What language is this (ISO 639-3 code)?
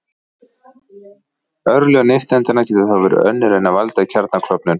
isl